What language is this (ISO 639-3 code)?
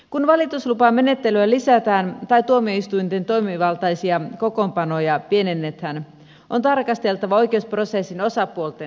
fin